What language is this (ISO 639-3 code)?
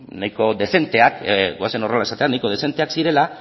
eus